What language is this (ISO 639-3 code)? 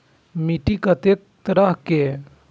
mai